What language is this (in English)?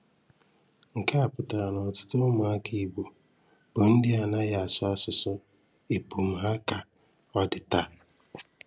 Igbo